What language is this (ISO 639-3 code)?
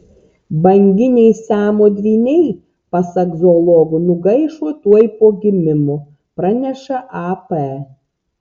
lit